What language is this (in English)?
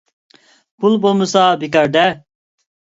Uyghur